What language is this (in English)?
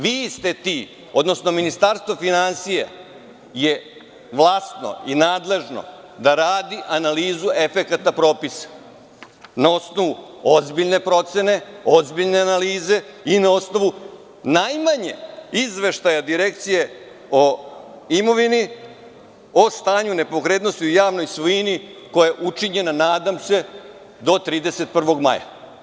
Serbian